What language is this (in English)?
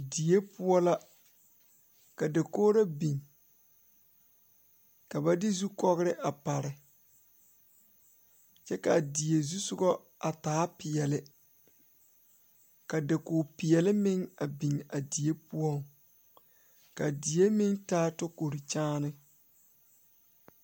Southern Dagaare